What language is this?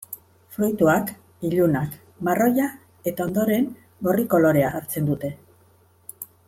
Basque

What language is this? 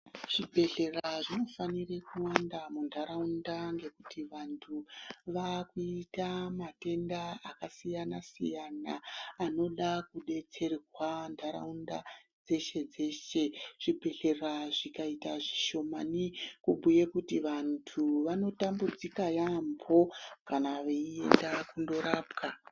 Ndau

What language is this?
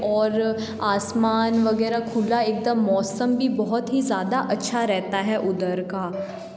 Hindi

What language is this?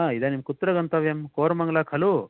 Sanskrit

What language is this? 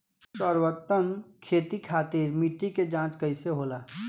Bhojpuri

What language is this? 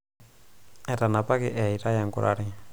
Masai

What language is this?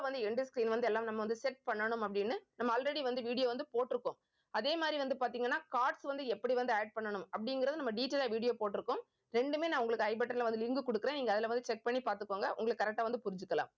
Tamil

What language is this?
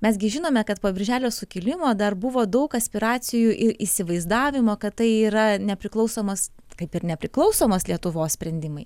Lithuanian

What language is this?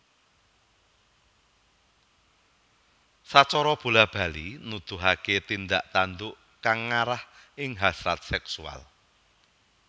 Javanese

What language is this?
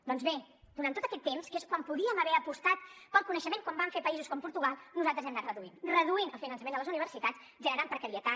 Catalan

